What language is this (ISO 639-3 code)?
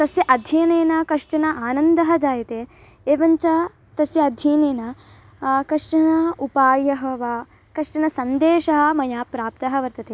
san